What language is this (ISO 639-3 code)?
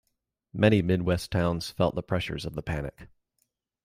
eng